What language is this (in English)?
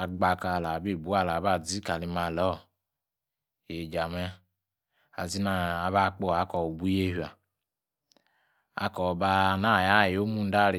Yace